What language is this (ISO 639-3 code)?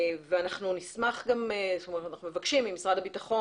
heb